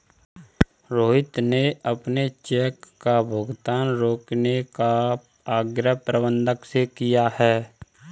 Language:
Hindi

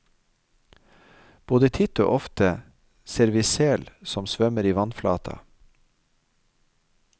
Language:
Norwegian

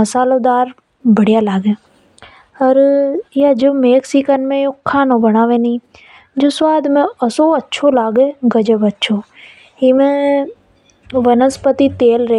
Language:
Hadothi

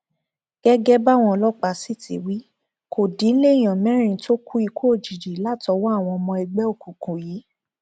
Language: Yoruba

